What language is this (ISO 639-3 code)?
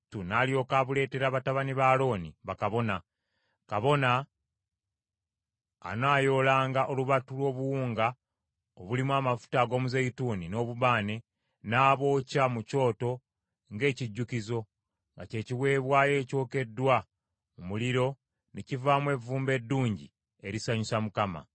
lug